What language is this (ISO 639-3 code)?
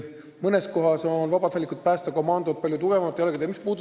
est